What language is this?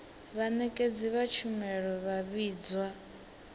Venda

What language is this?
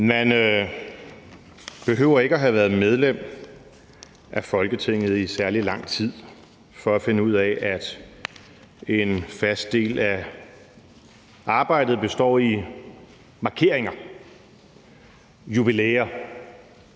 Danish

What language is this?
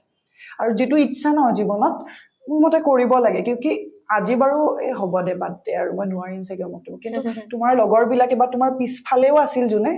Assamese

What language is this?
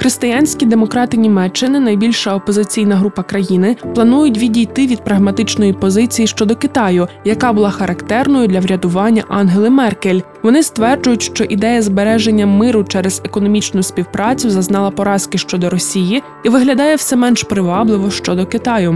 Ukrainian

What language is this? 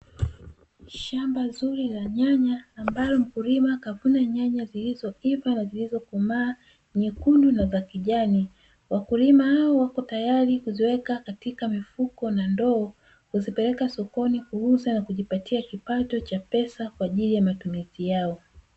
Swahili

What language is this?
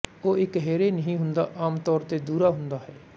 Punjabi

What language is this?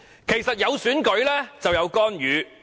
Cantonese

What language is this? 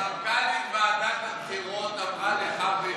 Hebrew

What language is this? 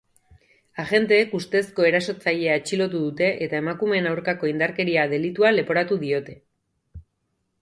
Basque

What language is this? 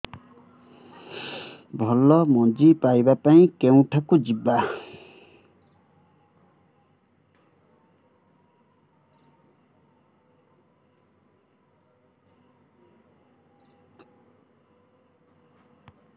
Odia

